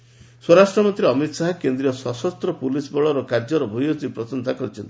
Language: Odia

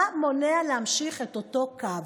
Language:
Hebrew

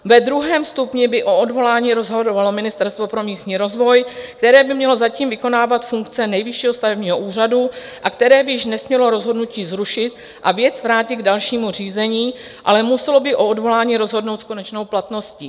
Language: Czech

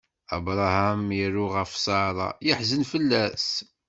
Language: Kabyle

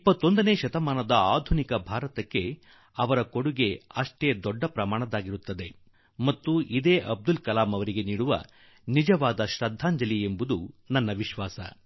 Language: Kannada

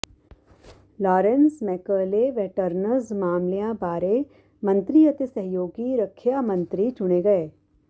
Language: Punjabi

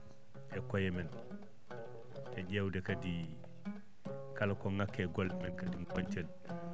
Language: Fula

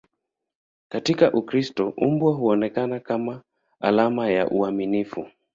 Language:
Swahili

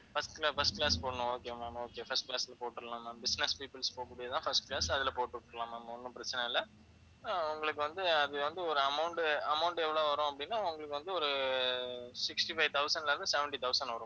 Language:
Tamil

